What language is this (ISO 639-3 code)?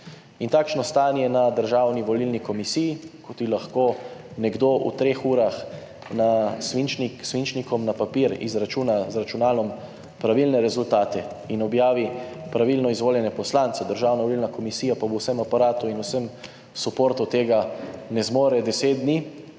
slv